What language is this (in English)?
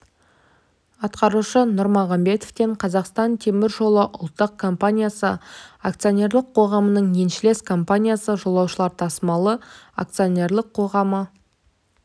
Kazakh